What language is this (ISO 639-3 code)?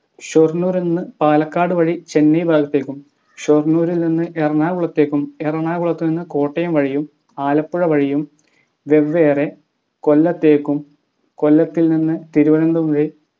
mal